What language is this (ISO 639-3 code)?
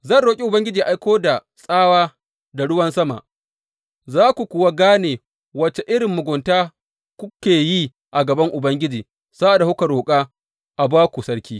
hau